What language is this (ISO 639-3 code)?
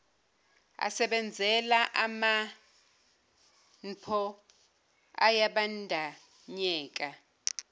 zul